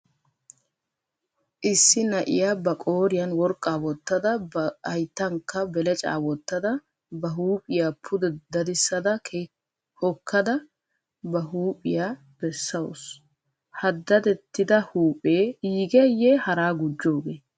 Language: Wolaytta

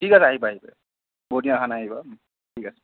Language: Assamese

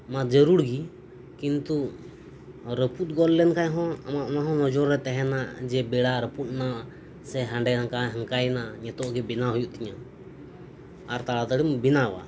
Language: Santali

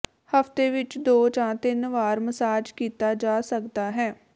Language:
Punjabi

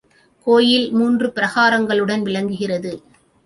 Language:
Tamil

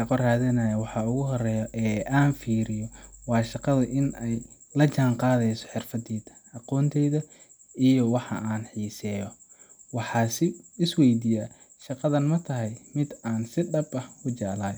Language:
Somali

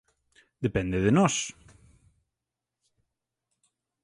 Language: Galician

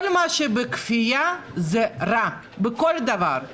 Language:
Hebrew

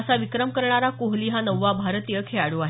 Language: Marathi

